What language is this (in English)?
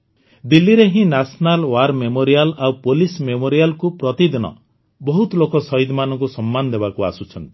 Odia